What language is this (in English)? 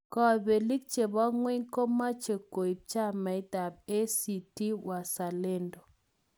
Kalenjin